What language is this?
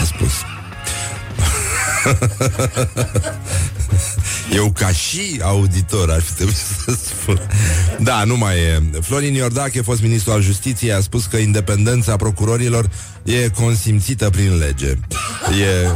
Romanian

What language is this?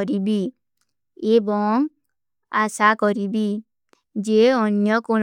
Kui (India)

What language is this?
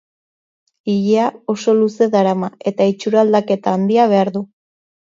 Basque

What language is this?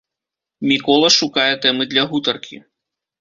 Belarusian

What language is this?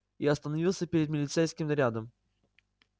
Russian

